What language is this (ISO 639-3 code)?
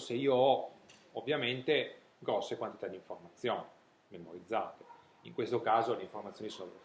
ita